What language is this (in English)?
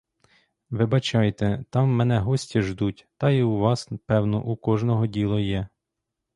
Ukrainian